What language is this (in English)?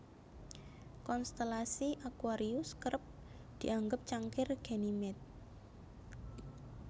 Javanese